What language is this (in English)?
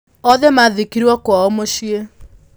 Kikuyu